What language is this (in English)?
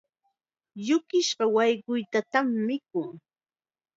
Chiquián Ancash Quechua